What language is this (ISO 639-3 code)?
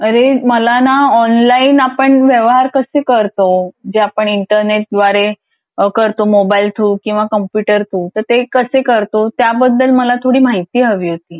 mar